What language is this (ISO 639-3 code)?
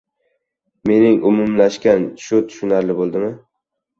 uzb